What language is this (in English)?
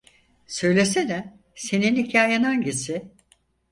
Turkish